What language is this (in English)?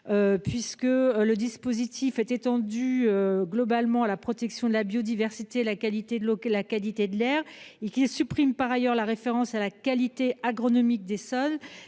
French